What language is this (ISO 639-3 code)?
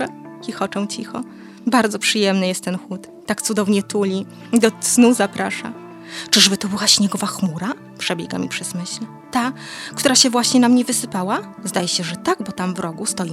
pol